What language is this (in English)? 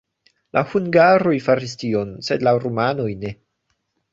Esperanto